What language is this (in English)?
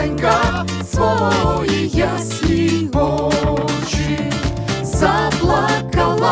Ukrainian